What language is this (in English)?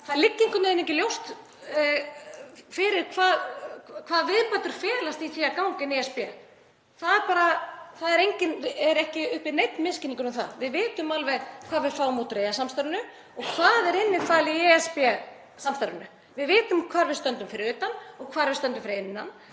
Icelandic